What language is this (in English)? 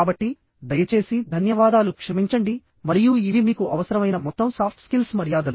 Telugu